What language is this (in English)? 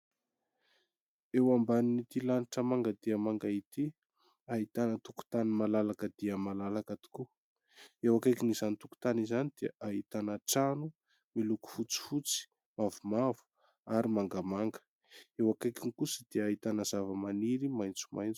Malagasy